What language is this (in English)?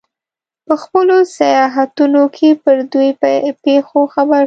Pashto